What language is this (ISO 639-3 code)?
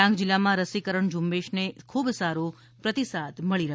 guj